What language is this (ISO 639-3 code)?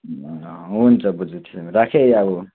nep